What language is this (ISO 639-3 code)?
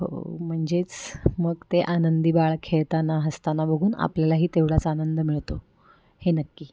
mar